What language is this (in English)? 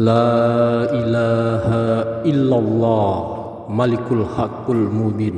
Indonesian